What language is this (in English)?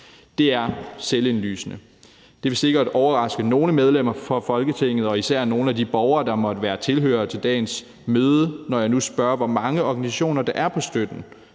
Danish